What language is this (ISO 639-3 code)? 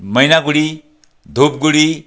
nep